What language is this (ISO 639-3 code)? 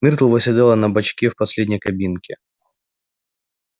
rus